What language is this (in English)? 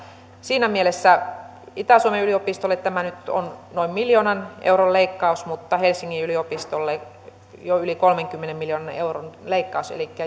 Finnish